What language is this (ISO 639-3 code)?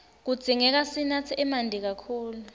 ssw